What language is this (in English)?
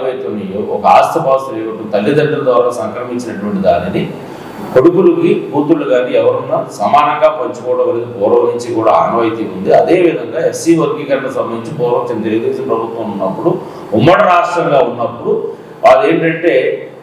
Telugu